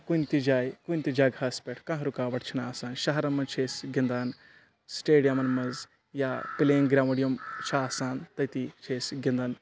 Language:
Kashmiri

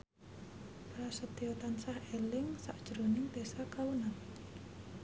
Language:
Javanese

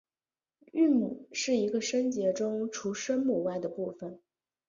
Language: Chinese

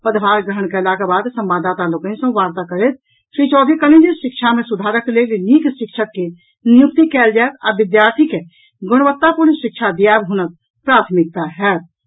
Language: Maithili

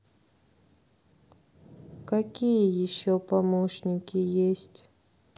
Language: Russian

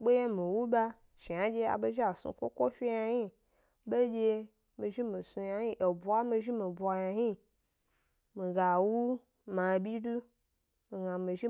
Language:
Gbari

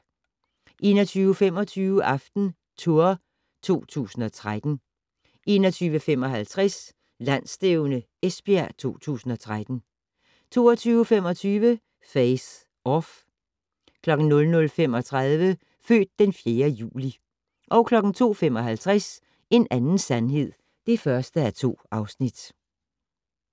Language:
Danish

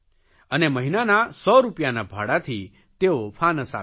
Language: Gujarati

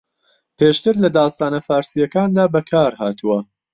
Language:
Central Kurdish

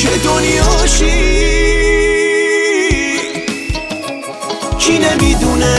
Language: Persian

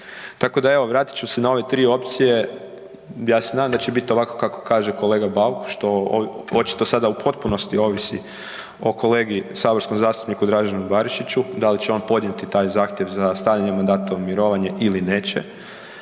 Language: Croatian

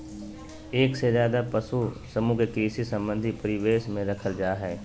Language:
Magahi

